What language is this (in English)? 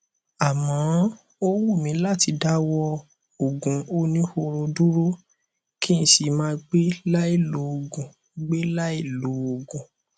Yoruba